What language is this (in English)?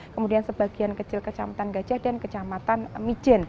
Indonesian